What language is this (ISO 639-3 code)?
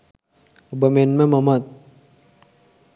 sin